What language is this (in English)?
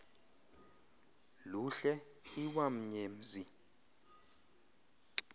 Xhosa